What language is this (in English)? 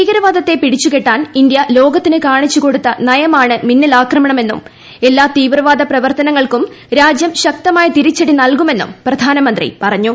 Malayalam